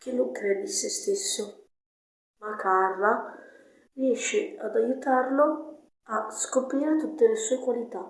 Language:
Italian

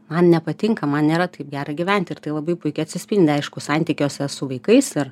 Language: Lithuanian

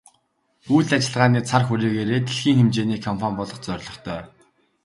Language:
Mongolian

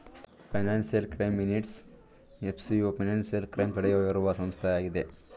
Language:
Kannada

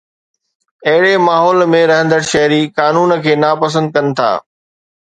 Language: Sindhi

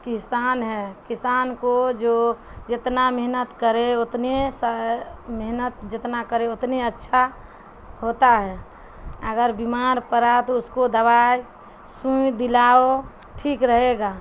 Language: Urdu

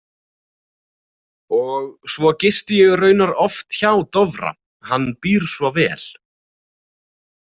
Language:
Icelandic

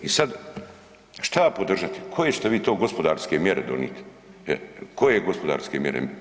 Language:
Croatian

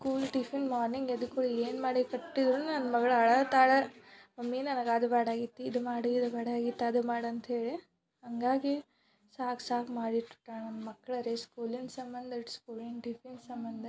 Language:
Kannada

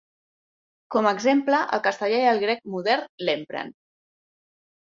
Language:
Catalan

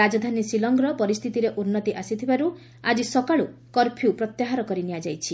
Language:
Odia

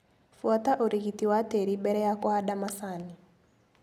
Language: Kikuyu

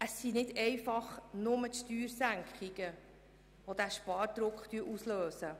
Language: Swiss German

